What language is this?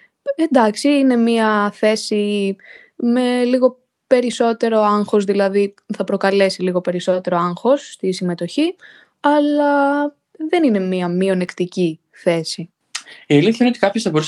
Greek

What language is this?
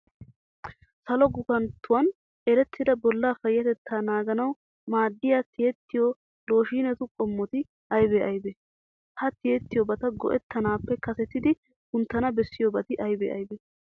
Wolaytta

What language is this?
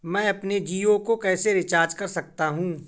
Hindi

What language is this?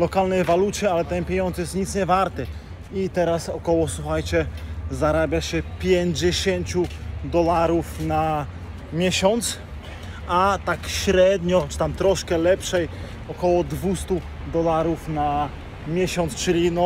Polish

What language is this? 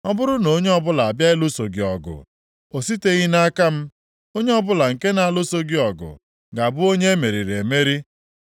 Igbo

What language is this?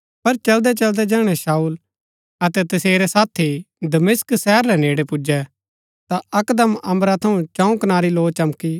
Gaddi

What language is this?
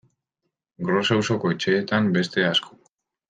Basque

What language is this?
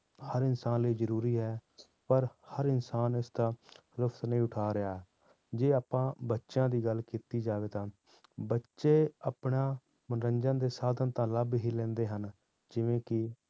Punjabi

